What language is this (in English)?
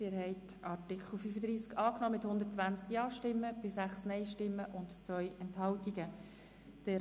Swiss German